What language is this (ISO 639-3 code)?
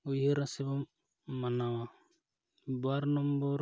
sat